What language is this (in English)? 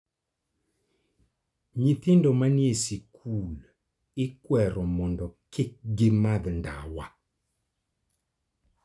Luo (Kenya and Tanzania)